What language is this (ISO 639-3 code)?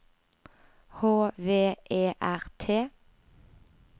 nor